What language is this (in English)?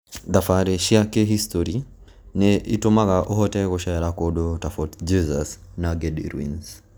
Kikuyu